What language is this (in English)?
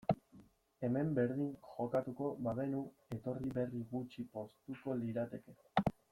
Basque